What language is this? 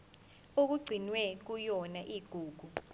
Zulu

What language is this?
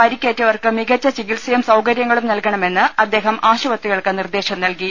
Malayalam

